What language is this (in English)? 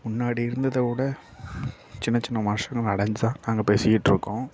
Tamil